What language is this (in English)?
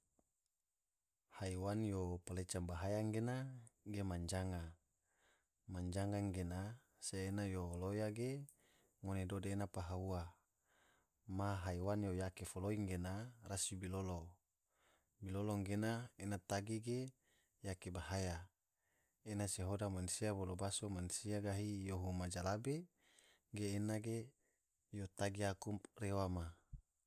Tidore